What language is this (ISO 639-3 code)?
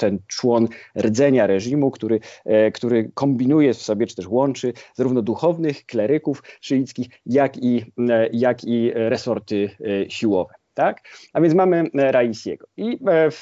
pol